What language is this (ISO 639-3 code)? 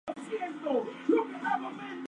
spa